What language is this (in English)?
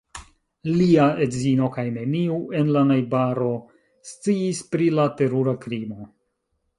Esperanto